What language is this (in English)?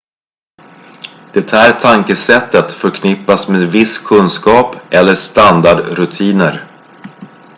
Swedish